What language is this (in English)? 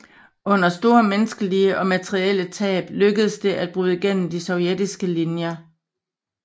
Danish